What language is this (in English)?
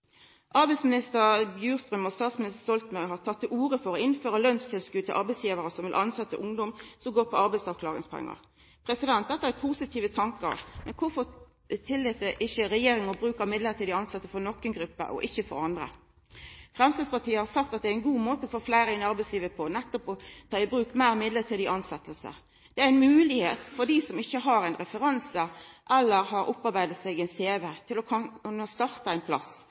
Norwegian Nynorsk